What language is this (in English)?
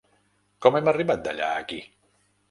Catalan